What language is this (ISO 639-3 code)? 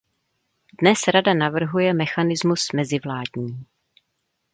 ces